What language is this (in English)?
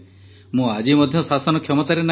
Odia